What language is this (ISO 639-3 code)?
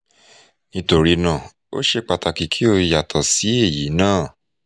yor